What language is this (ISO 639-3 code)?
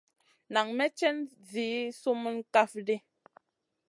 mcn